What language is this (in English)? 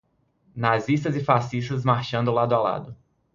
Portuguese